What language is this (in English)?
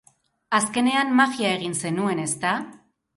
Basque